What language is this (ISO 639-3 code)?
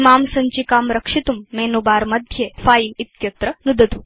san